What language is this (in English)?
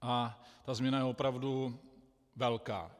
Czech